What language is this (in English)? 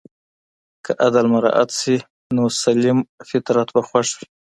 Pashto